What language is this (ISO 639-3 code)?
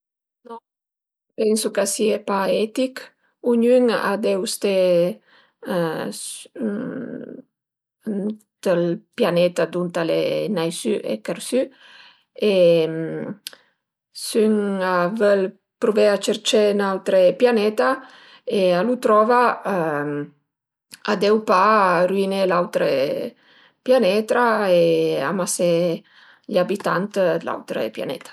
pms